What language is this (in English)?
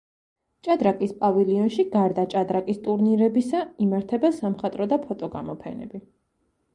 Georgian